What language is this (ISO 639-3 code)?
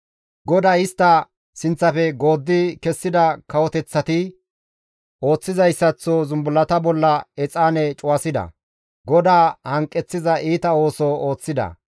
gmv